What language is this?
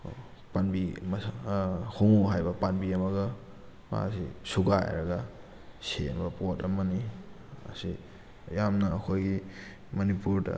Manipuri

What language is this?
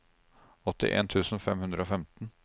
Norwegian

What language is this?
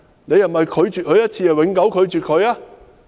Cantonese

